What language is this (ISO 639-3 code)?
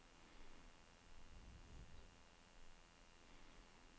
dan